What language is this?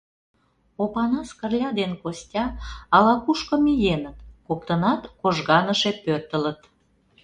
Mari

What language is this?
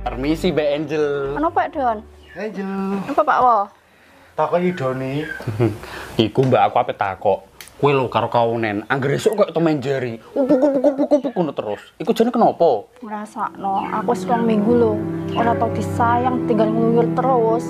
Indonesian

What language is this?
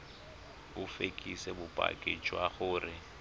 Tswana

